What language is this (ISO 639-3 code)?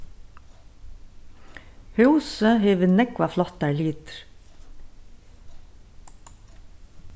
fao